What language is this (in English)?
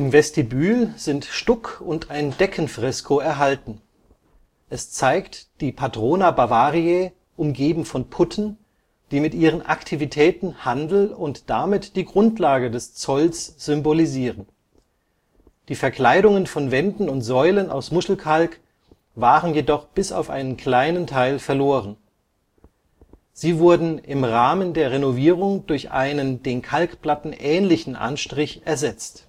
German